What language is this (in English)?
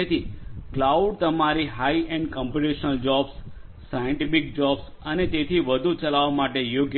Gujarati